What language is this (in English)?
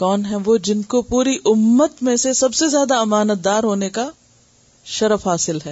Urdu